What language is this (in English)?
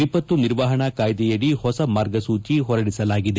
Kannada